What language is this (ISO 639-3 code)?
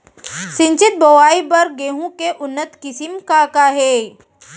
hne